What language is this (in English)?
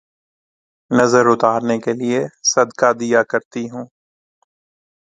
Urdu